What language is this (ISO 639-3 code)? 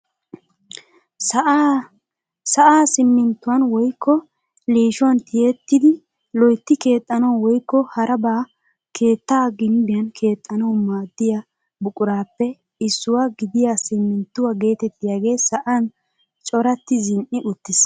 wal